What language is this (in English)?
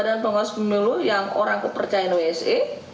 Indonesian